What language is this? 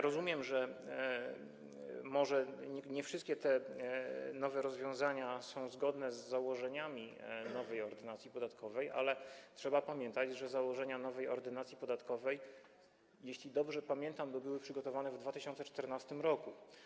Polish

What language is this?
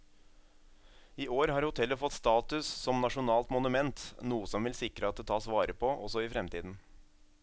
Norwegian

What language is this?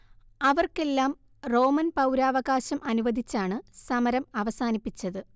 Malayalam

